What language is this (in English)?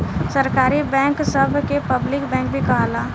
Bhojpuri